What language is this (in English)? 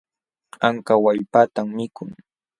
Jauja Wanca Quechua